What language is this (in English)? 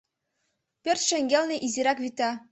Mari